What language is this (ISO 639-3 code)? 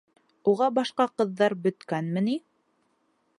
bak